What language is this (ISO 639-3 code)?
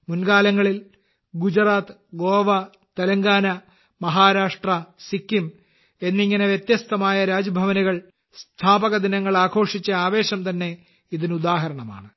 mal